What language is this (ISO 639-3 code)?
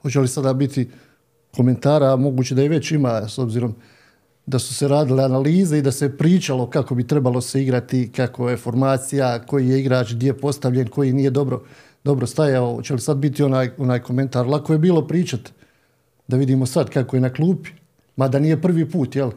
hrv